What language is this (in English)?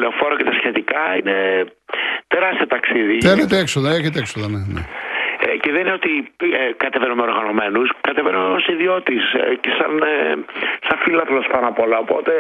Greek